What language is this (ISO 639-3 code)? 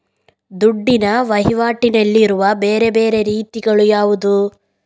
kan